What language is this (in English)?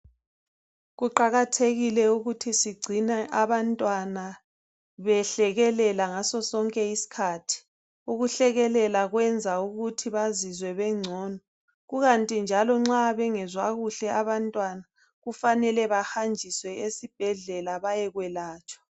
North Ndebele